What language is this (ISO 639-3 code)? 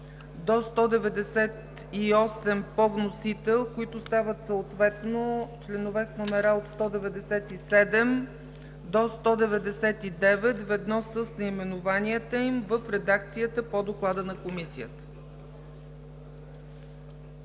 bul